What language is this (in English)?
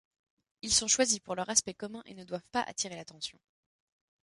French